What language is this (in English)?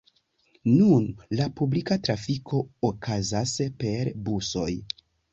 Esperanto